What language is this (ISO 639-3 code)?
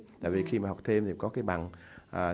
vie